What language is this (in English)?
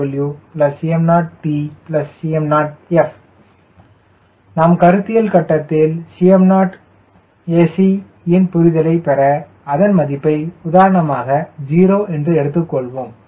Tamil